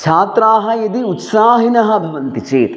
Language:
Sanskrit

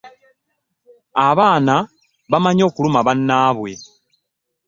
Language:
Ganda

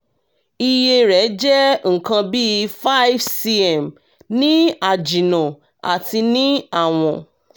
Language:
Yoruba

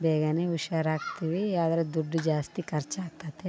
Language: Kannada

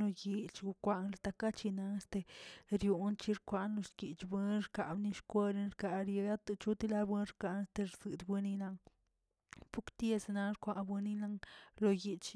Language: Tilquiapan Zapotec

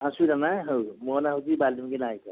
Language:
Odia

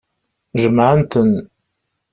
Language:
Kabyle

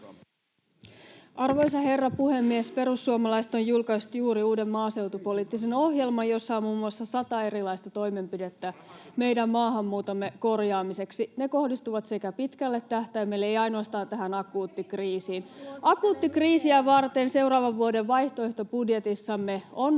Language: Finnish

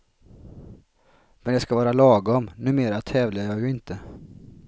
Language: Swedish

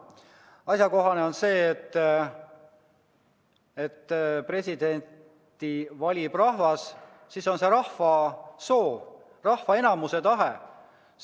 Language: Estonian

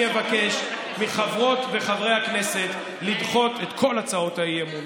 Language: Hebrew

